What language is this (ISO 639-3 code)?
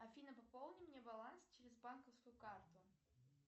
rus